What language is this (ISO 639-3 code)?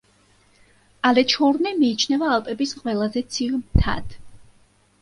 kat